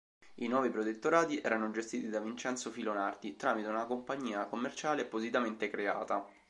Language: Italian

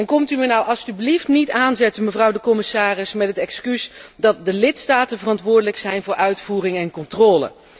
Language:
Dutch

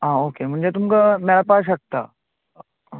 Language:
Konkani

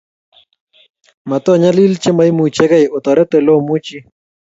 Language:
Kalenjin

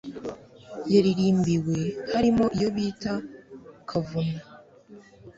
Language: Kinyarwanda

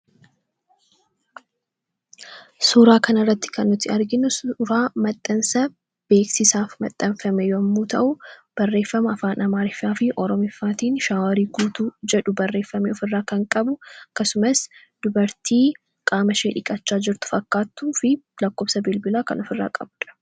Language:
Oromo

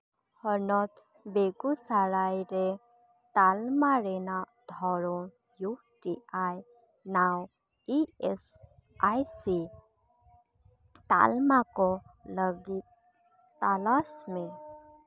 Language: Santali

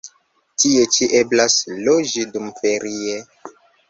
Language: Esperanto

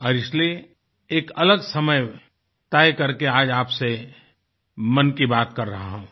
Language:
Hindi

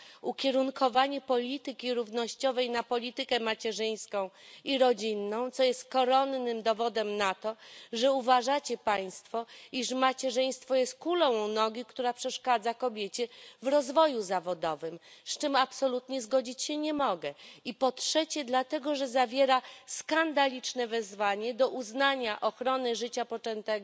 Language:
Polish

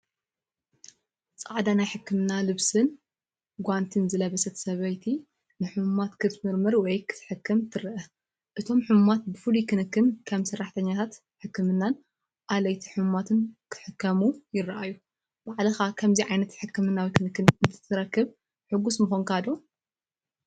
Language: Tigrinya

